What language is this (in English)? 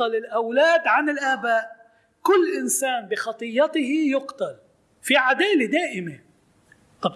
Arabic